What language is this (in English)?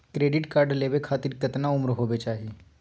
Magahi